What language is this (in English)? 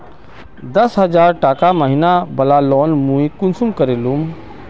Magahi